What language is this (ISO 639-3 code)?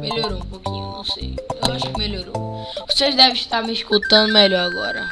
por